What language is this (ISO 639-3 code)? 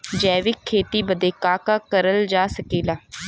bho